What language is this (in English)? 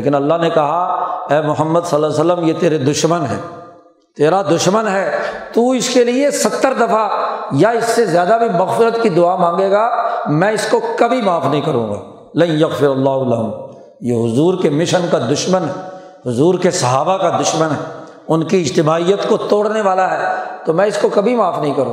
Urdu